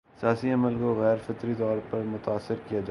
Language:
Urdu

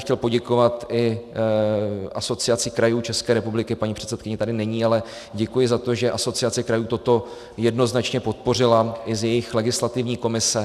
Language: Czech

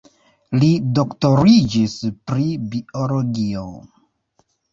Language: Esperanto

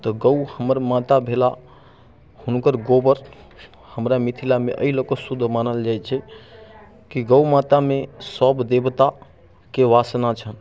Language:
Maithili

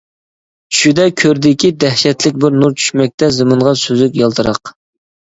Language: Uyghur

